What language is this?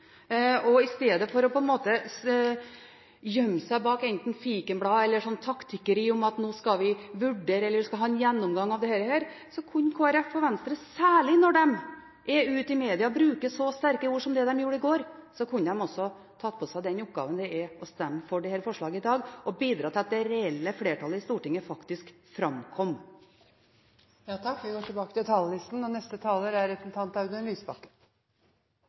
Norwegian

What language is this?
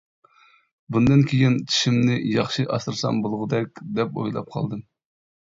Uyghur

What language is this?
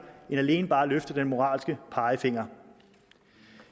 Danish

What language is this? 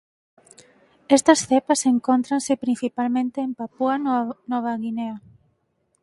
Galician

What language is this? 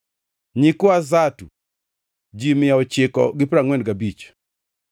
Luo (Kenya and Tanzania)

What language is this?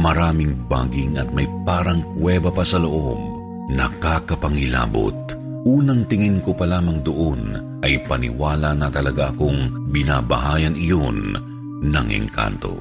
Filipino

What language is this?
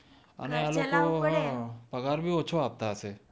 Gujarati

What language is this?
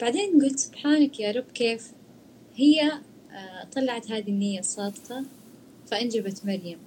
Arabic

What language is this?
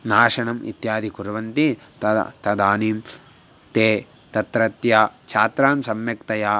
Sanskrit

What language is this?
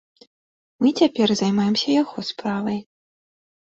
Belarusian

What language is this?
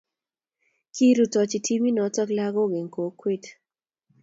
Kalenjin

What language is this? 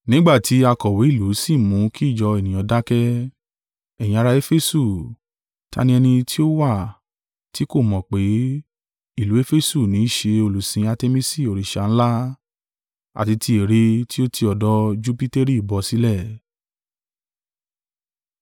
Yoruba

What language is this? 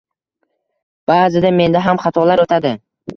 Uzbek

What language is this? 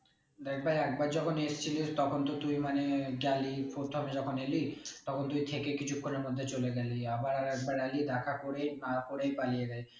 Bangla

